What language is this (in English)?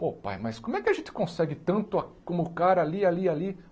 Portuguese